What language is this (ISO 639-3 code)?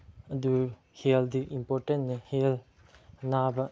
mni